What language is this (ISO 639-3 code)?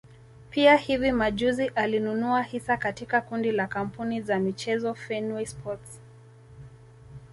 swa